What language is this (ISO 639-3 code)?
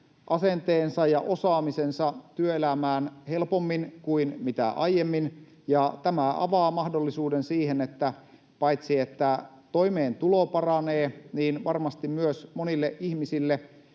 fin